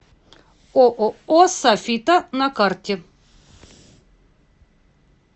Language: Russian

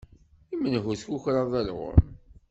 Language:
Kabyle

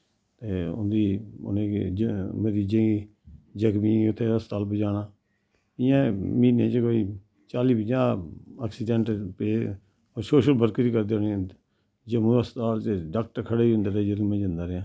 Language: Dogri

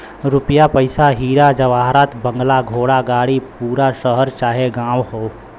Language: Bhojpuri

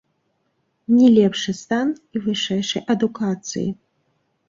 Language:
Belarusian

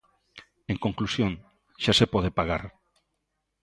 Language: Galician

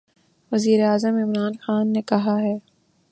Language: Urdu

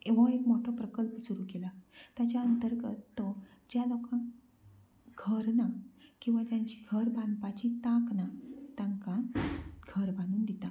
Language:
Konkani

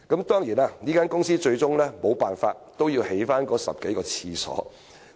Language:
Cantonese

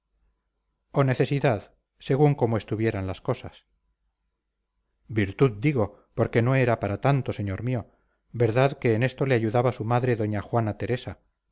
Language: Spanish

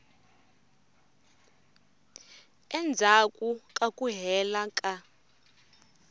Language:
Tsonga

